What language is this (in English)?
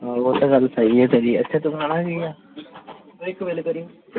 Punjabi